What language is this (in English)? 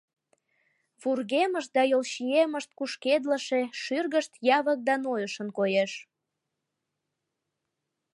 Mari